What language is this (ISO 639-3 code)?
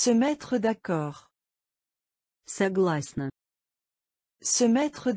rus